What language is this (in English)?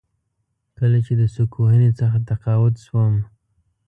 Pashto